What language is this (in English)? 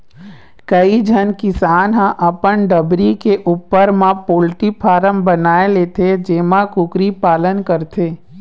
Chhattisgarhi